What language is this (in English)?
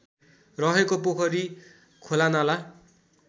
Nepali